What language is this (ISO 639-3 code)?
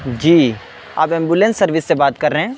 urd